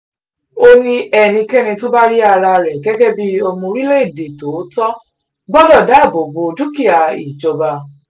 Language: Yoruba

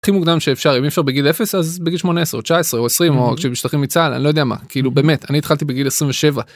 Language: Hebrew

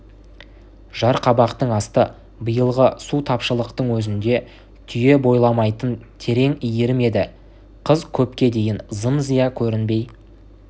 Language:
Kazakh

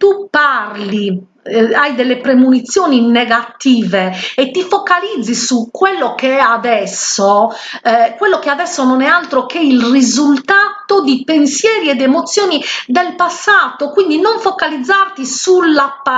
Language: Italian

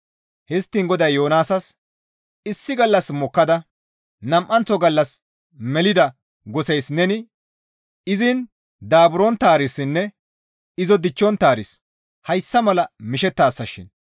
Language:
Gamo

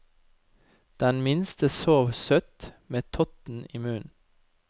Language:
Norwegian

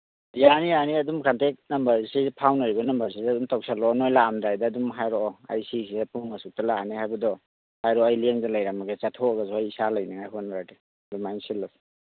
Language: Manipuri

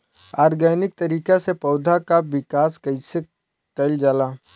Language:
Bhojpuri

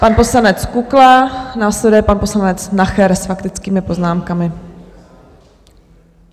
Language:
Czech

